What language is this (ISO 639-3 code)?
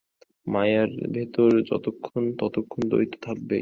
ben